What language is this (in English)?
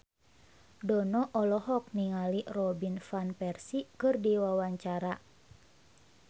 Sundanese